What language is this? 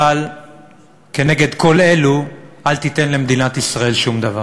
Hebrew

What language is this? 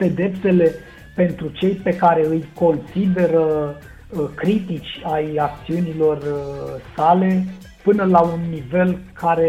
Romanian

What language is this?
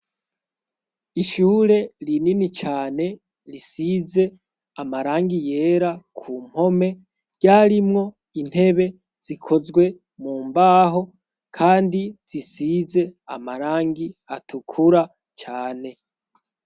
Rundi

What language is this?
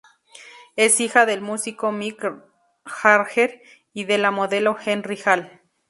Spanish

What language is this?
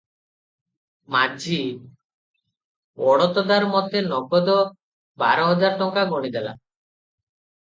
Odia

